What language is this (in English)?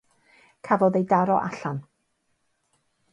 Welsh